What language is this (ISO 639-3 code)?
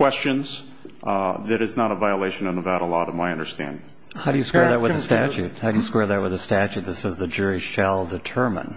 eng